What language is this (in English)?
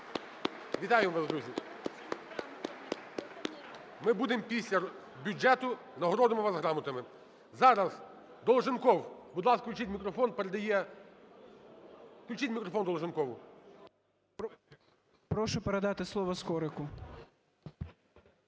Ukrainian